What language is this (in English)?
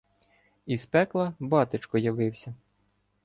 Ukrainian